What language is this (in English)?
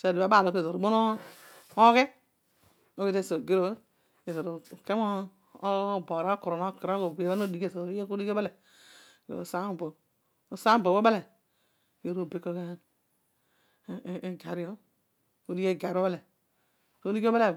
Odual